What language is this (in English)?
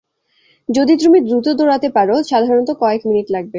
Bangla